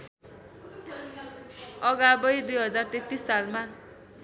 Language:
Nepali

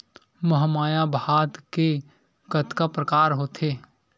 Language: Chhattisgarhi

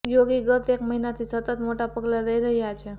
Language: Gujarati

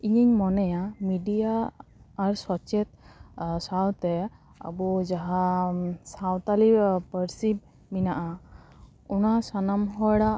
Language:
Santali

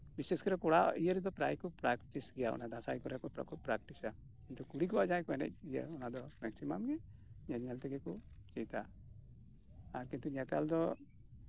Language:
Santali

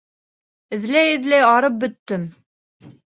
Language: Bashkir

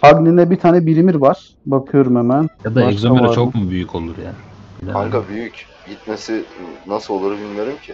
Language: Turkish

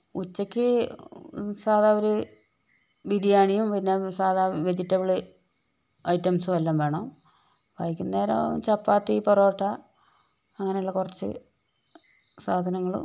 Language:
Malayalam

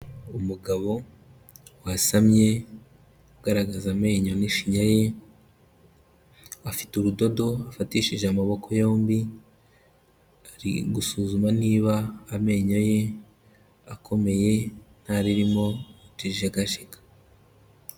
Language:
Kinyarwanda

